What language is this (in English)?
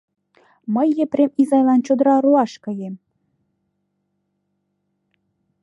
Mari